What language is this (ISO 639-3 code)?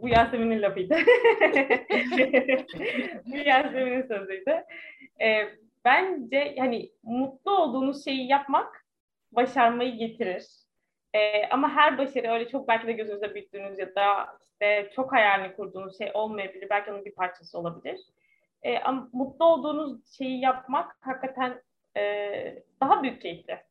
tur